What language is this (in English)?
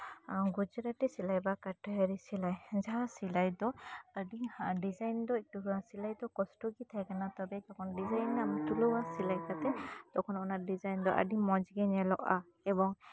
Santali